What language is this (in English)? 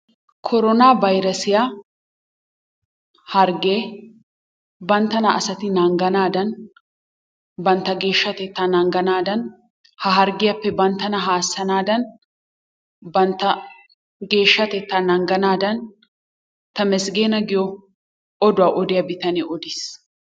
Wolaytta